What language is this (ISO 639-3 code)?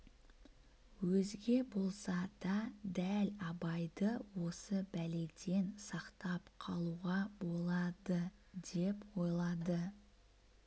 kaz